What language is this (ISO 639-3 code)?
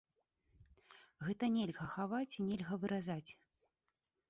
bel